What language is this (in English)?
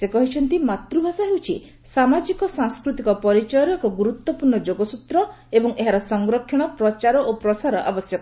Odia